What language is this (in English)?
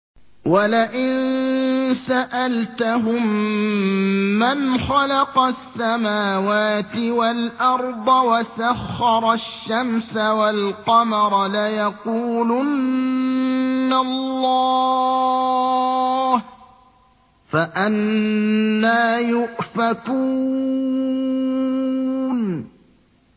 Arabic